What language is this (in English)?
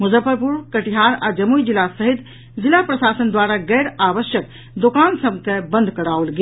Maithili